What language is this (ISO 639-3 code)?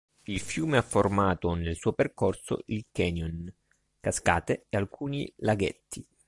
ita